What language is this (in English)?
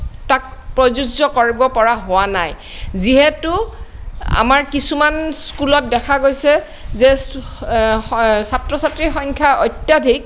Assamese